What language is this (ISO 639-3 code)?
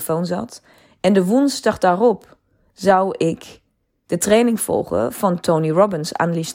nld